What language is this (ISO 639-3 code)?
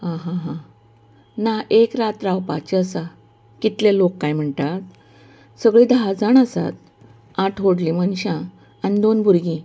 kok